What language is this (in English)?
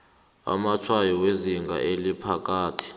South Ndebele